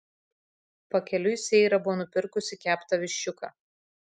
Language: Lithuanian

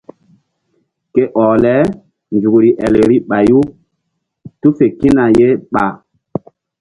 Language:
Mbum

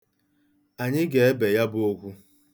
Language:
Igbo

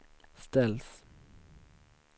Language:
Swedish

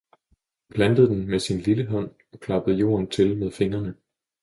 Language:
Danish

